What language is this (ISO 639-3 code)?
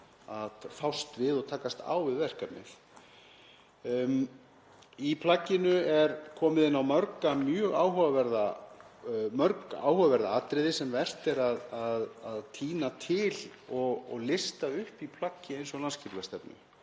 isl